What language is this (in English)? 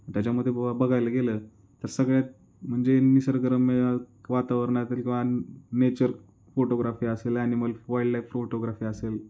Marathi